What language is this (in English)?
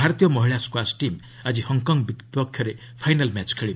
Odia